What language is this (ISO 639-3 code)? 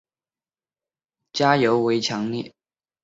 zho